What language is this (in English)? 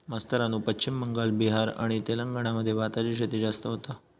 Marathi